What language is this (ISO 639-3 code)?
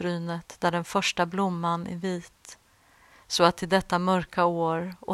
swe